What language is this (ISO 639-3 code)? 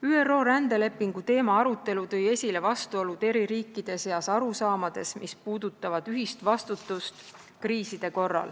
est